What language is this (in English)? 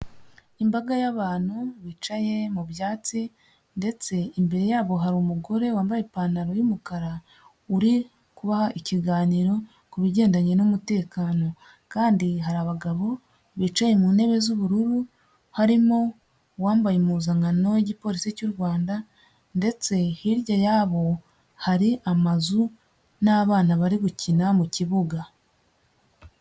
Kinyarwanda